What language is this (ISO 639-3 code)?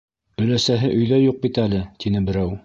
bak